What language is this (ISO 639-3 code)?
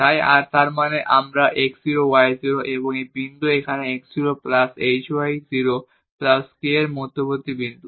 ben